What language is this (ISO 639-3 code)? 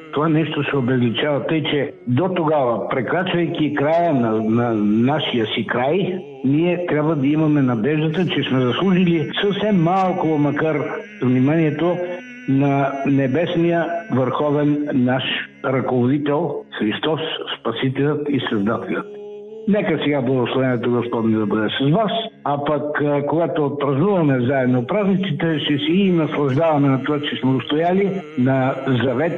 bul